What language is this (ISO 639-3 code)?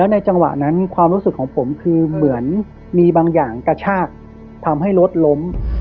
tha